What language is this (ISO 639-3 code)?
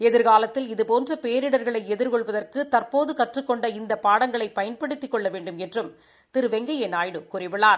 tam